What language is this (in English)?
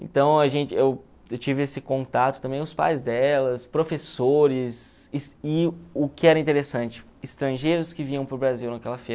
Portuguese